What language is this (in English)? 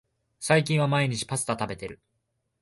Japanese